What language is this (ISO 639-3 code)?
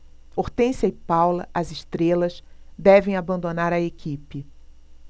por